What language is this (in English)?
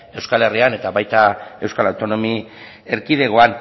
Basque